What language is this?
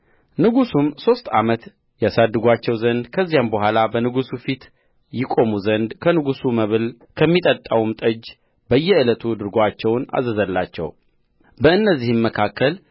Amharic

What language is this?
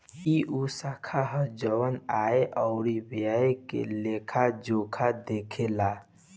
Bhojpuri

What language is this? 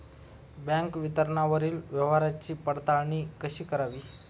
Marathi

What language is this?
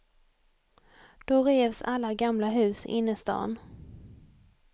Swedish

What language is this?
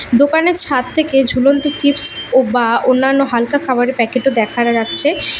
Bangla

